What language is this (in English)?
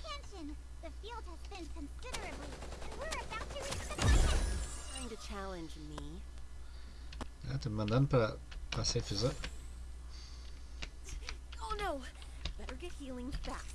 Portuguese